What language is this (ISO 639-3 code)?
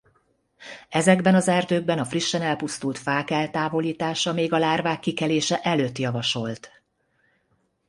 hun